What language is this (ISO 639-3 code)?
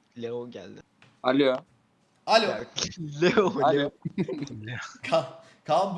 tur